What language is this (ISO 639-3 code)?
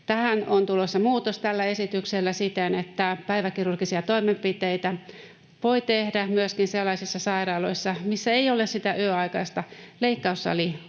fin